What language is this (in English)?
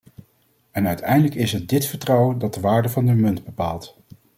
Dutch